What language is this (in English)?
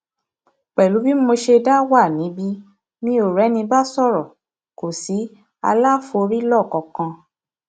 Yoruba